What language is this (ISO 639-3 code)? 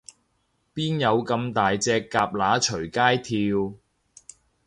yue